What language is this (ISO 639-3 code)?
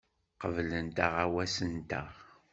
kab